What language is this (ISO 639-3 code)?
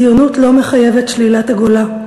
heb